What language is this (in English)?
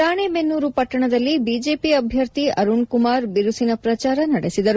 Kannada